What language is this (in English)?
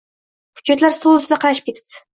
Uzbek